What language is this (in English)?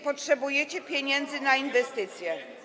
Polish